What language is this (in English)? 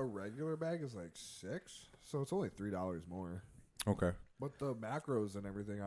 English